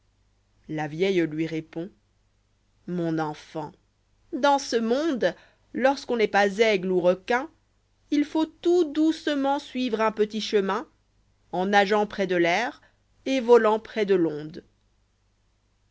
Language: French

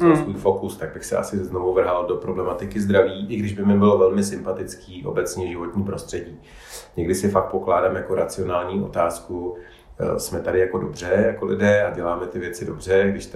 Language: Czech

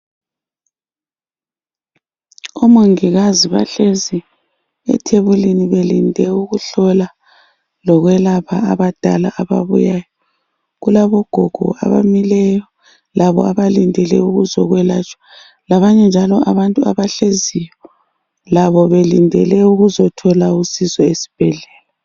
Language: North Ndebele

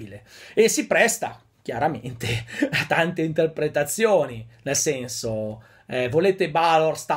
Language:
Italian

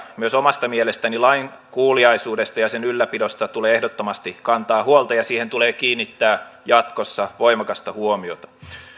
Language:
Finnish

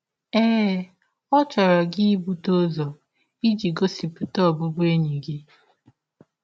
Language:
Igbo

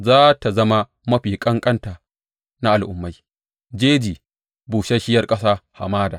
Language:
Hausa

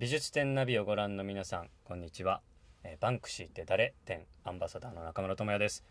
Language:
Japanese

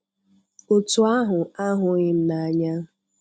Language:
Igbo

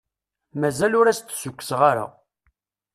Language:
Kabyle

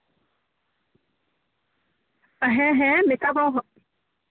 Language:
Santali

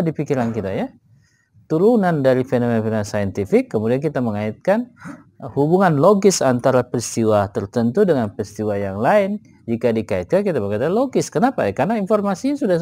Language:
Indonesian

